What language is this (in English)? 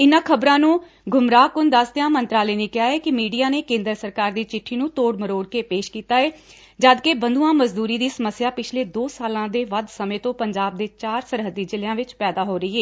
Punjabi